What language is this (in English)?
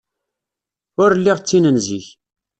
Kabyle